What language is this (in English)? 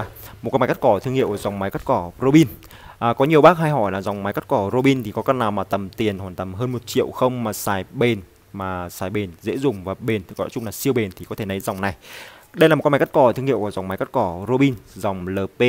Vietnamese